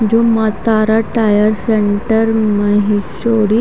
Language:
Hindi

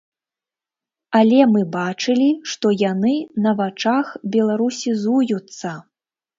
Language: Belarusian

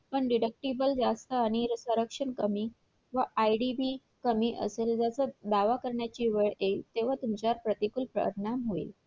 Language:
Marathi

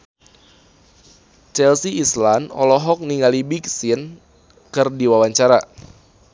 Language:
Sundanese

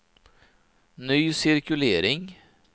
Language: Swedish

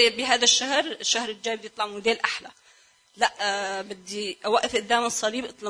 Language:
Arabic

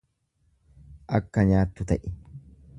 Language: Oromo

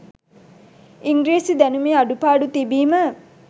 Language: Sinhala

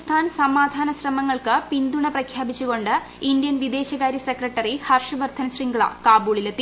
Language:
Malayalam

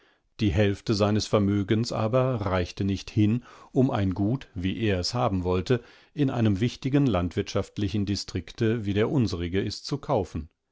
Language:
German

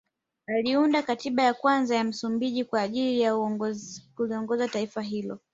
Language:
Swahili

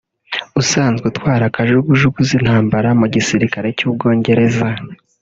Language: Kinyarwanda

